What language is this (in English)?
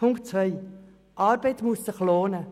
Swiss German